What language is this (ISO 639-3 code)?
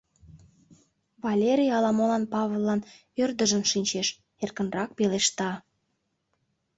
chm